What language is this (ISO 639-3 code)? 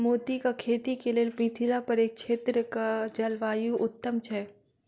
mai